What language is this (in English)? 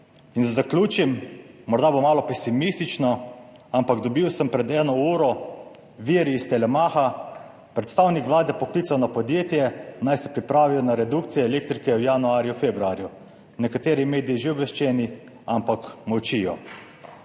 Slovenian